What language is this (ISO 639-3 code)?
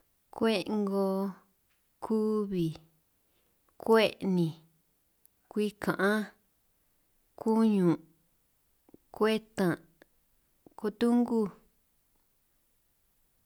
trq